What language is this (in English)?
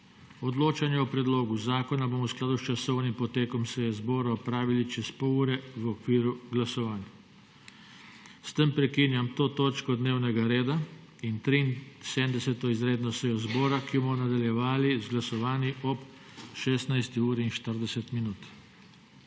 Slovenian